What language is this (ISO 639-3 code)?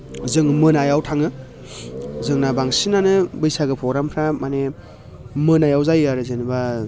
brx